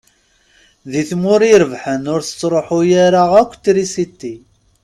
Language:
Kabyle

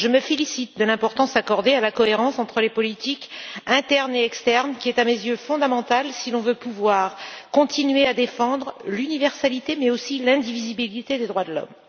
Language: French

